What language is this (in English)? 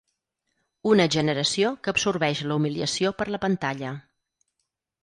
Catalan